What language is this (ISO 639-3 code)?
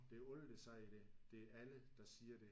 dan